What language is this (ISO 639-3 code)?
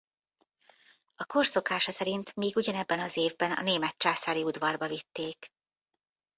hun